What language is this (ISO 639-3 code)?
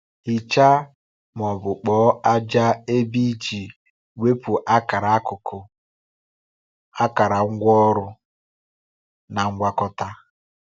ibo